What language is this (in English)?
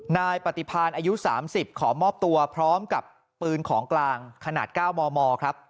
Thai